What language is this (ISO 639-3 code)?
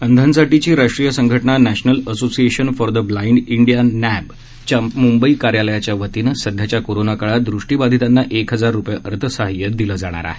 mar